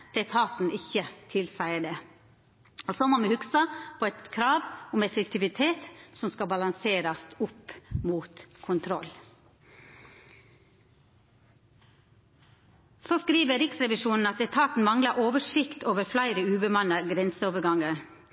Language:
Norwegian Nynorsk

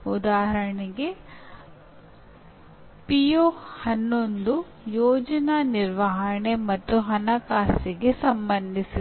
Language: Kannada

